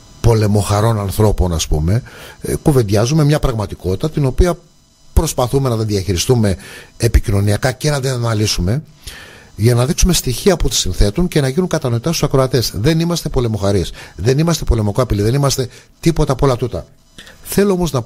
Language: Greek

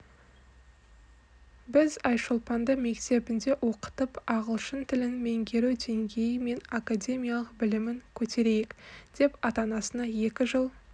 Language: Kazakh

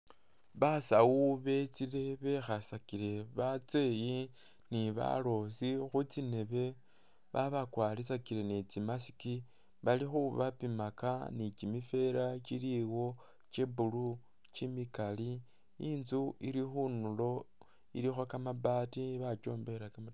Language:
Masaaba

